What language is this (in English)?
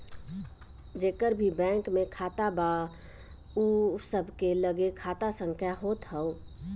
Bhojpuri